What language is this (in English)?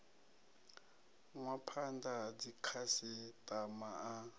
Venda